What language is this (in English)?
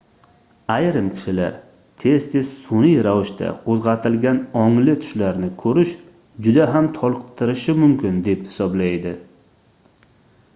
Uzbek